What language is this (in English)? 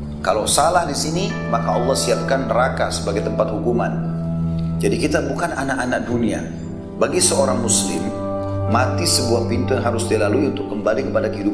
Indonesian